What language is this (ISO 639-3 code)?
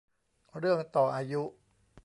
tha